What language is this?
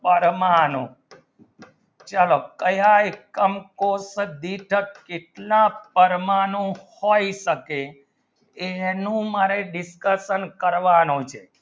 Gujarati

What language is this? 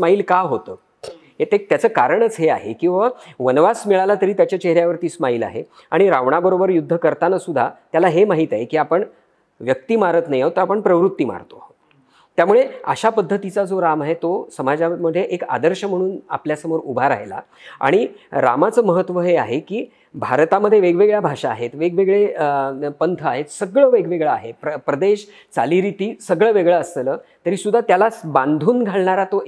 Marathi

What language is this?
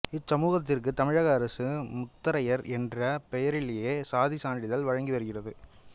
Tamil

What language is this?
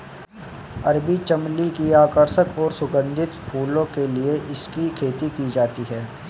Hindi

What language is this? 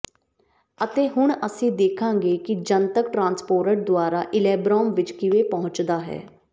Punjabi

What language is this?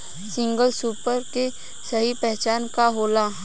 Bhojpuri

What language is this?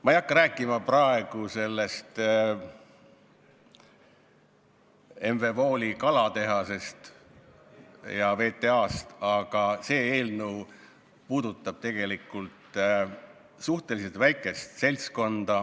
Estonian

